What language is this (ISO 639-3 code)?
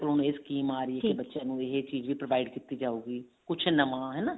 pan